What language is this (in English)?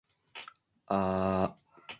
Japanese